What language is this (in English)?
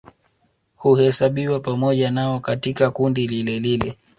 Swahili